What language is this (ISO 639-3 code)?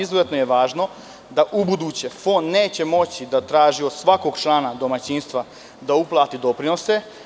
srp